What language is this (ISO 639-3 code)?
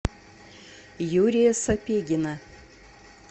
rus